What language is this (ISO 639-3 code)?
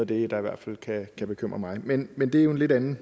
dan